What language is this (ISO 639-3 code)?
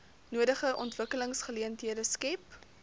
afr